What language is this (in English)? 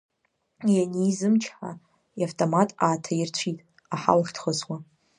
Abkhazian